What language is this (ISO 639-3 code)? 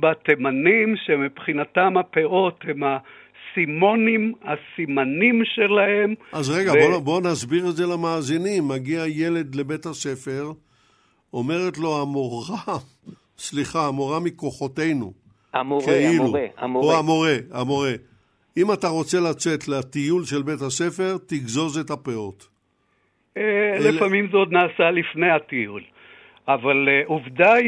heb